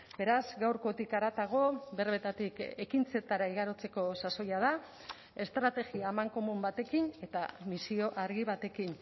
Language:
Basque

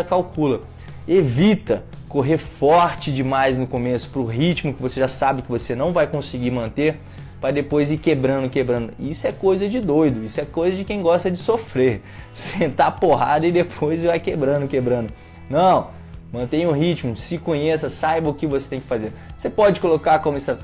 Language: Portuguese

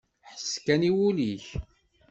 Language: Kabyle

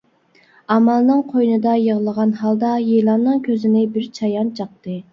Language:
Uyghur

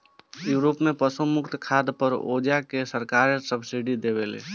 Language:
Bhojpuri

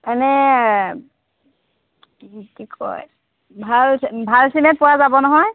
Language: Assamese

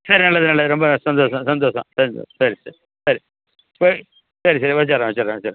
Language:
Tamil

